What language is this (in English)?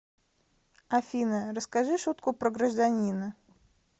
Russian